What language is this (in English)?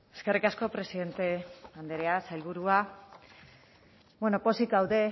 Basque